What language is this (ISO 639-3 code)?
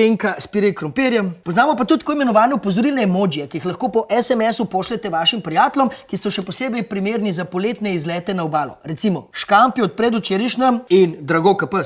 slv